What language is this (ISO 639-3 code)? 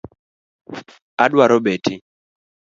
luo